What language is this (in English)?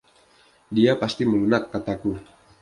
Indonesian